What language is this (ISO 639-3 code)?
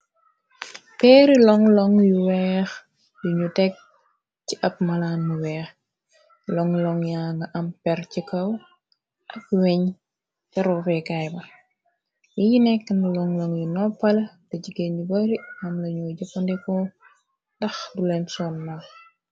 wol